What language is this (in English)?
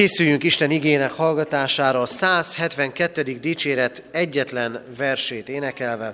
Hungarian